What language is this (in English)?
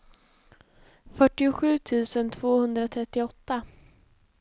Swedish